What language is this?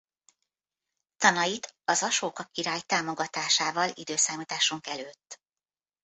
Hungarian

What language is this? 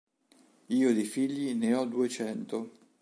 Italian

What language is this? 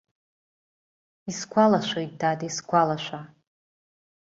Abkhazian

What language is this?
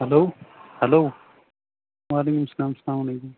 Kashmiri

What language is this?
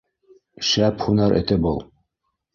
Bashkir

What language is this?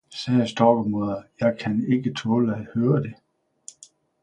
Danish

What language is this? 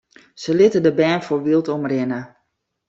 Western Frisian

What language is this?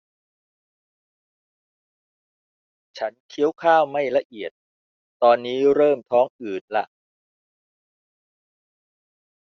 Thai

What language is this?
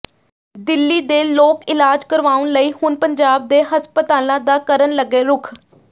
Punjabi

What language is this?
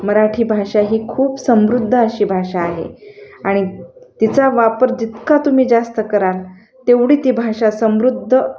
Marathi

